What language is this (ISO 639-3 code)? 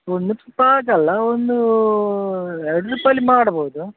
kan